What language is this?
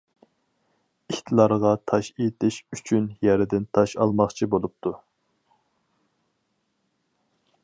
Uyghur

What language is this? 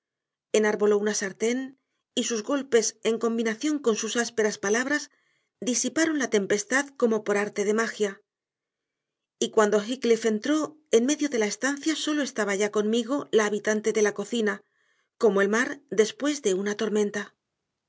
Spanish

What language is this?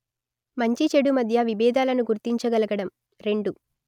Telugu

